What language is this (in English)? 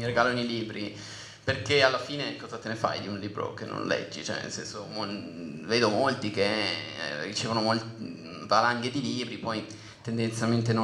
Italian